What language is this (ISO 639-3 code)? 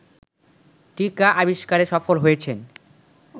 ben